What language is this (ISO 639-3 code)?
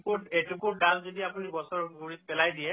asm